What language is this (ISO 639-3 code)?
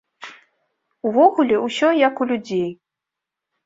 bel